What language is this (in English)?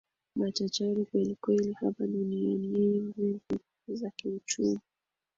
Swahili